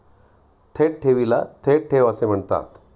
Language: Marathi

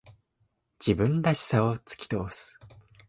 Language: Japanese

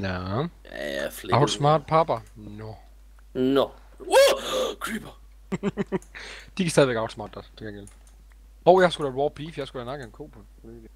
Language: Danish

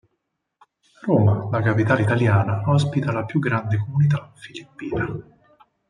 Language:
Italian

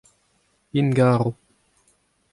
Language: Breton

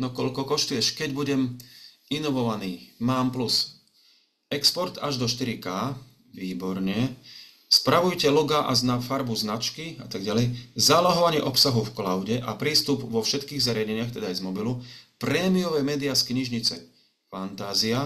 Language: Slovak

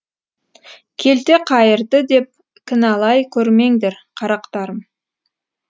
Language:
Kazakh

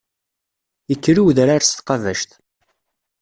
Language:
Kabyle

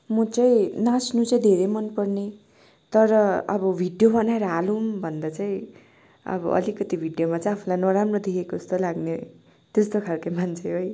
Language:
Nepali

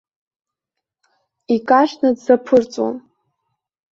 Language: Abkhazian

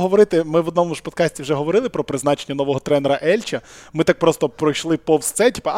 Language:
Ukrainian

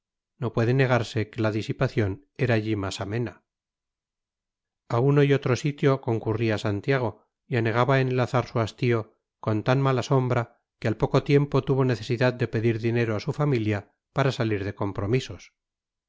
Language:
Spanish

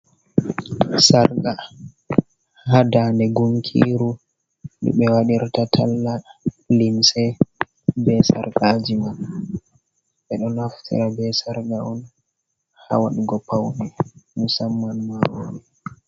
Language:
Fula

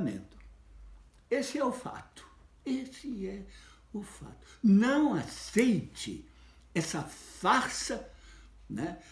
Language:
Portuguese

